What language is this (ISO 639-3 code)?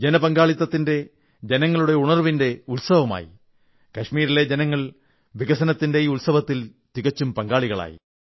mal